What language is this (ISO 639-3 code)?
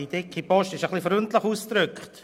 gsw